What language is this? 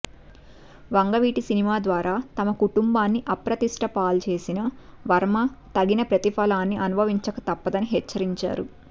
Telugu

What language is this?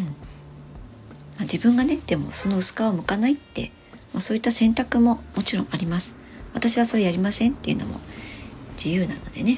Japanese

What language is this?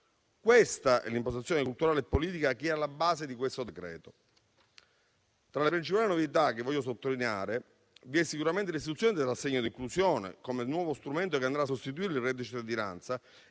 Italian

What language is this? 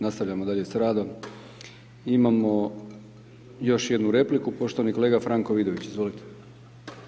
Croatian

